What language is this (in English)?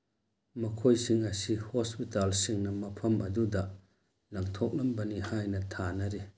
Manipuri